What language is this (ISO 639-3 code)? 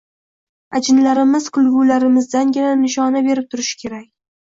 uzb